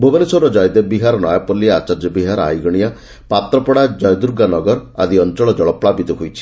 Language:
Odia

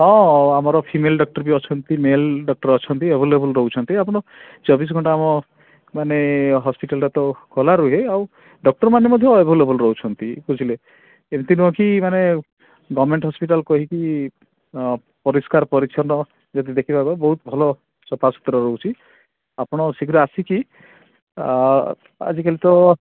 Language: Odia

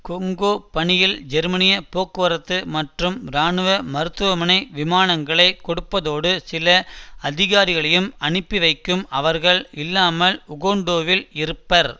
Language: Tamil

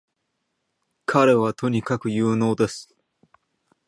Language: Japanese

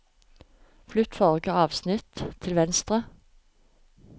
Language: Norwegian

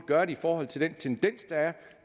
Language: Danish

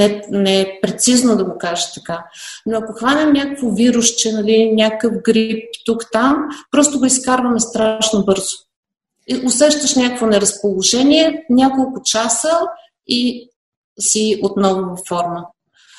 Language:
Bulgarian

